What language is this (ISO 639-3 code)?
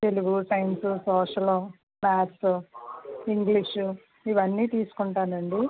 tel